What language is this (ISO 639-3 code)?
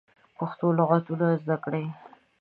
pus